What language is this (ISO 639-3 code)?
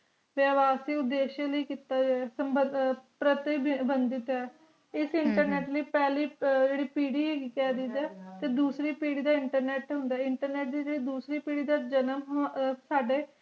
pan